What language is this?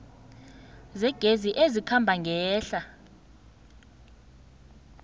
South Ndebele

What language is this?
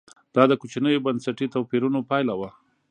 Pashto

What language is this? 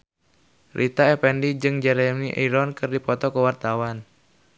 Sundanese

